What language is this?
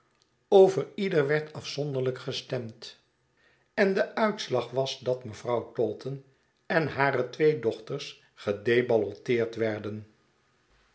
Dutch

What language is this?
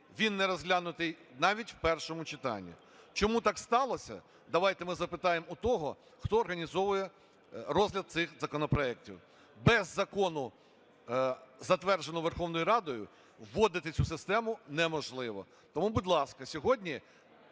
Ukrainian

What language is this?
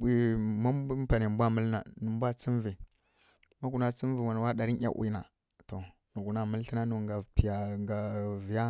Kirya-Konzəl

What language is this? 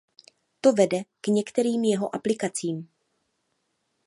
Czech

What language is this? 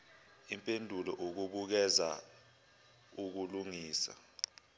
Zulu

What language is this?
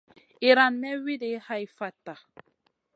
Masana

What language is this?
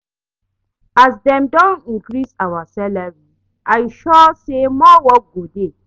Nigerian Pidgin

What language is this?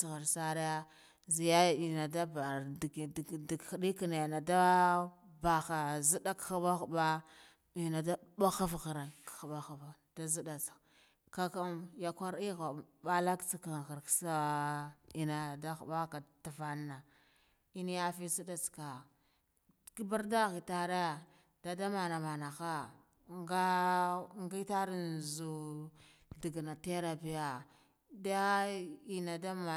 Guduf-Gava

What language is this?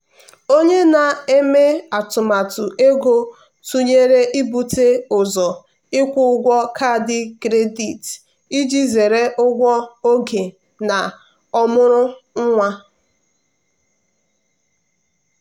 Igbo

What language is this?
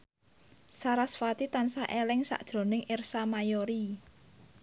Javanese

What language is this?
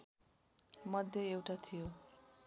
Nepali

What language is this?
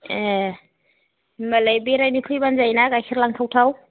Bodo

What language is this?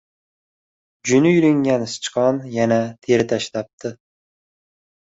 Uzbek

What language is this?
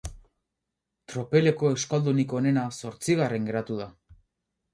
Basque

